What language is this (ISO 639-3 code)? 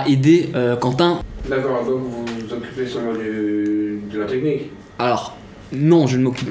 fra